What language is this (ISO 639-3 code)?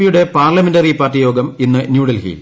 mal